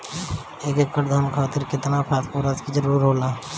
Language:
Bhojpuri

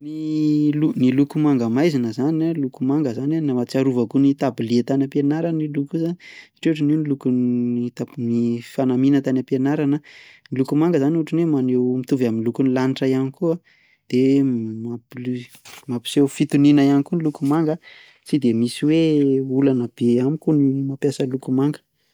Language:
Malagasy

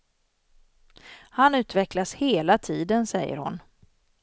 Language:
Swedish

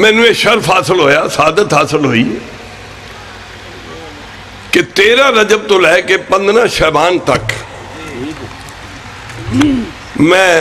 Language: Arabic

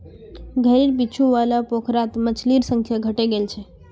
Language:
Magahi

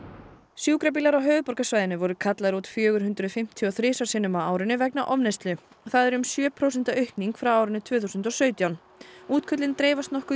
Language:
Icelandic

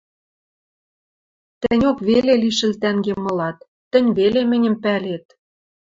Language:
Western Mari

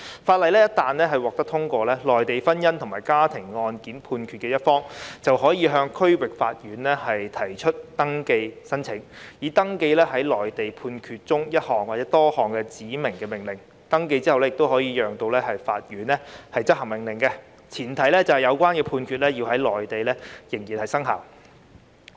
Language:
Cantonese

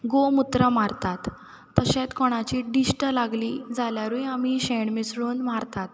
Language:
Konkani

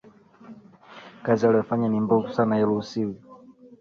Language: Swahili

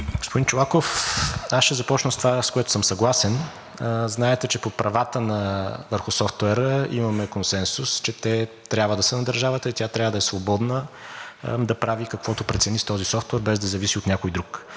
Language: Bulgarian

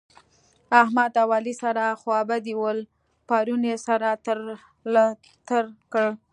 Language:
Pashto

